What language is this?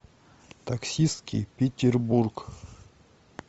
Russian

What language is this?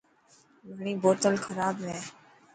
Dhatki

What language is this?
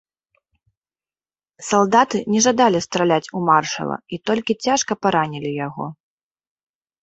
Belarusian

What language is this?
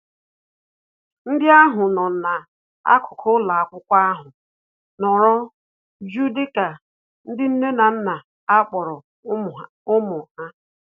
Igbo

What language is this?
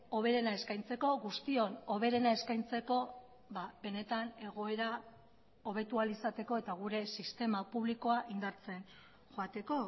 Basque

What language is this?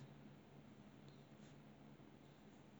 English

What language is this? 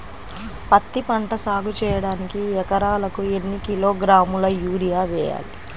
Telugu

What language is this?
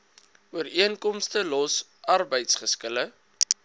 Afrikaans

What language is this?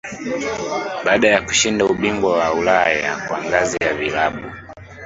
Swahili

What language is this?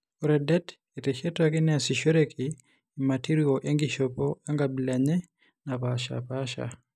Masai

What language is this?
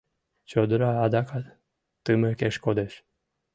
Mari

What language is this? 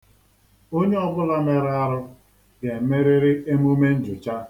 Igbo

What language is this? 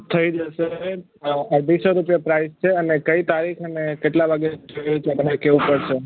Gujarati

